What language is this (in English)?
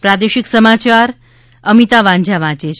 Gujarati